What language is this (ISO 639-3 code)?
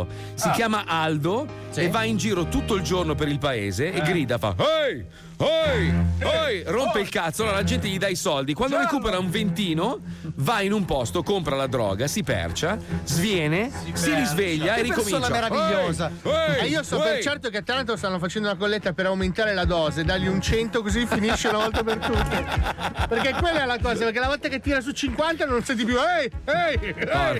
ita